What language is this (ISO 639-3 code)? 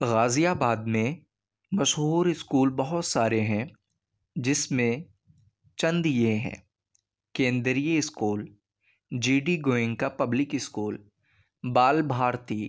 urd